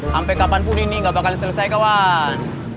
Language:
Indonesian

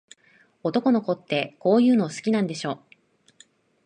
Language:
Japanese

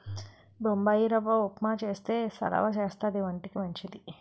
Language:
Telugu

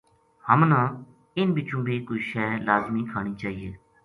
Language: Gujari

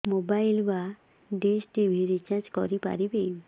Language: Odia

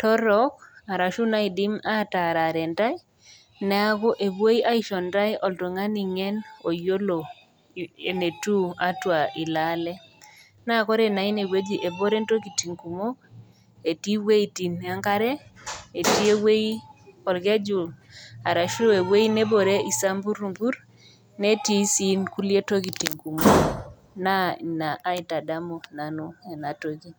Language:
Masai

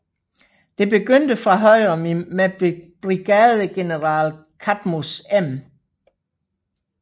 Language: Danish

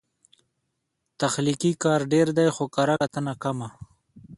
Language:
Pashto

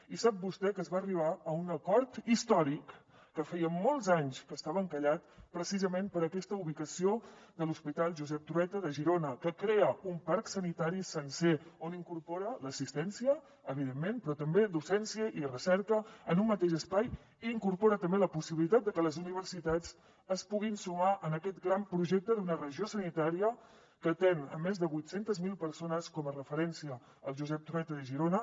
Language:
Catalan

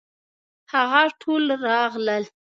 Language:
Pashto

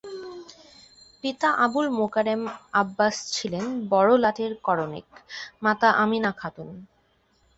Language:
Bangla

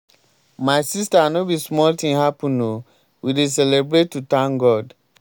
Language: Nigerian Pidgin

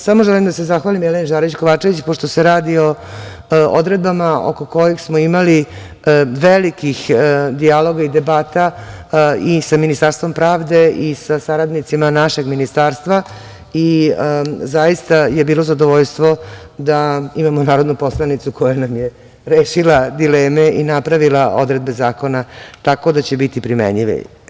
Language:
Serbian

